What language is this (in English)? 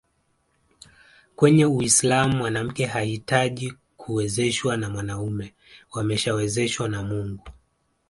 Swahili